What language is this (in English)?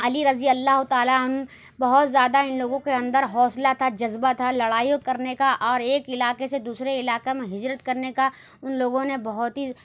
Urdu